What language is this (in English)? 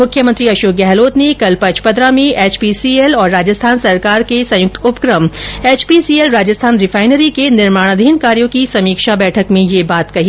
Hindi